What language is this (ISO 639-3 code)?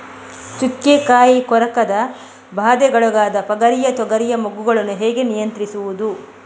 kan